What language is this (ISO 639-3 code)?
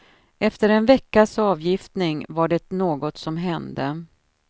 swe